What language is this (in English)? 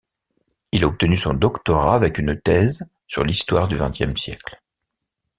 French